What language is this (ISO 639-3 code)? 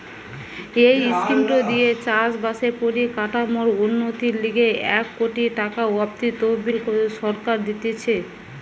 ben